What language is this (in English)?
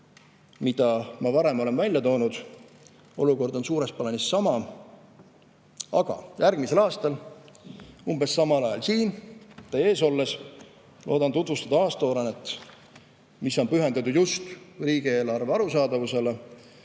Estonian